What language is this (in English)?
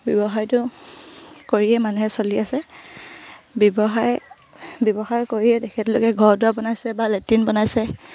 Assamese